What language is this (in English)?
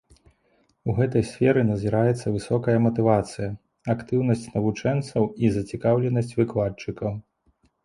Belarusian